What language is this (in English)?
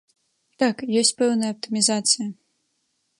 Belarusian